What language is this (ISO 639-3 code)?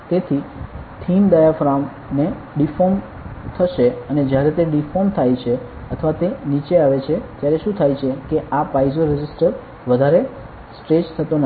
guj